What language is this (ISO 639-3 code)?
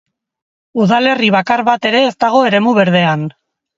eus